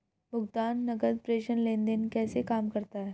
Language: Hindi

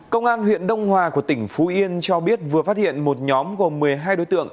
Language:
Vietnamese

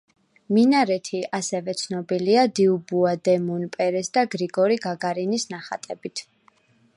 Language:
Georgian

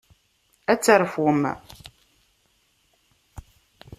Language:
Kabyle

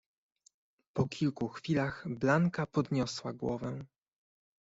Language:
Polish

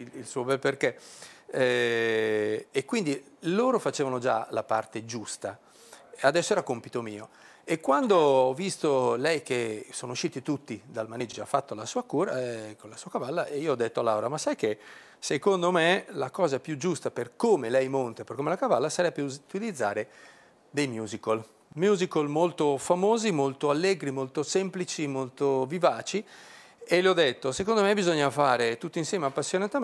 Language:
Italian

